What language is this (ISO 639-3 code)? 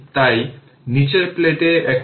ben